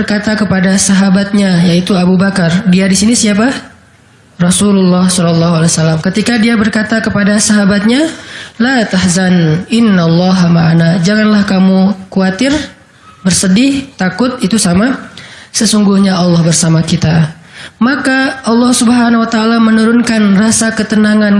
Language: Indonesian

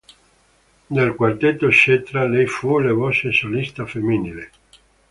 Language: Italian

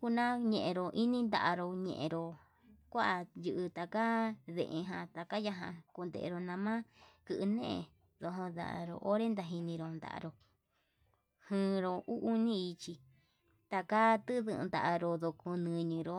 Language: Yutanduchi Mixtec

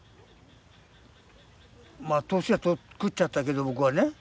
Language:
Japanese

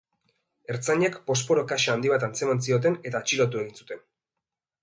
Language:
Basque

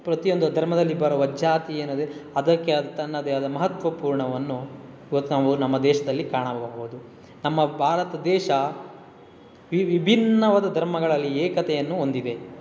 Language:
Kannada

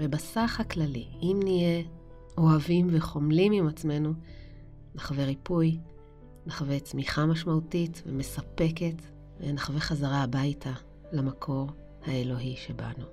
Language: Hebrew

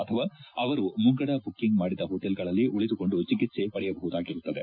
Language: Kannada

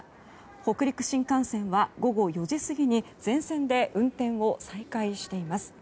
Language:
Japanese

